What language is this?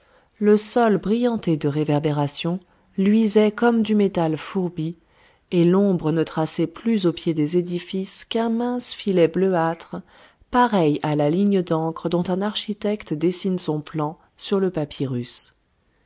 French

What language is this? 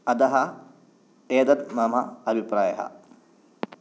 Sanskrit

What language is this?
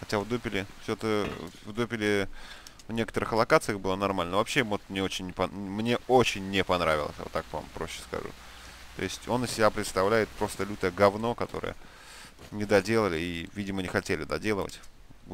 Russian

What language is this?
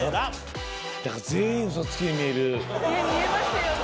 Japanese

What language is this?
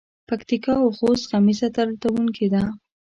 Pashto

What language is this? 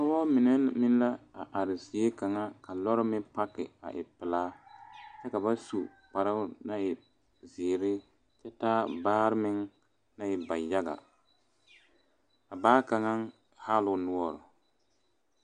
Southern Dagaare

